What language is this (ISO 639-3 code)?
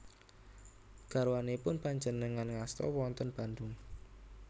jav